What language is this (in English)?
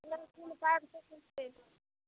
Maithili